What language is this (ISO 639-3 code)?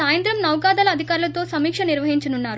tel